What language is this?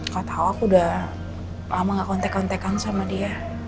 Indonesian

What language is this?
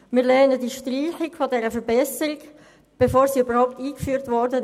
Swiss German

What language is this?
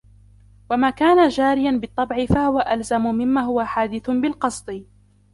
Arabic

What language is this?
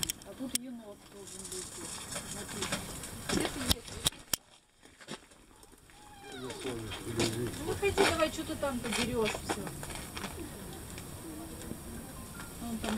Russian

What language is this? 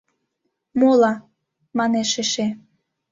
Mari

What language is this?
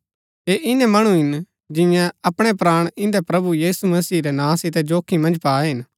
Gaddi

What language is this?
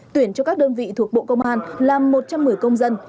Vietnamese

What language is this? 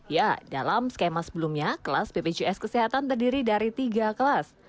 Indonesian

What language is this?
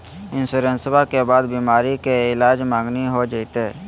Magahi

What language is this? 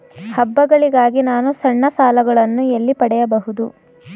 Kannada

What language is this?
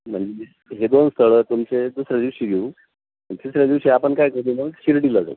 Marathi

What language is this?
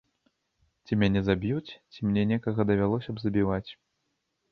Belarusian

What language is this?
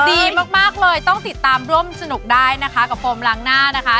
Thai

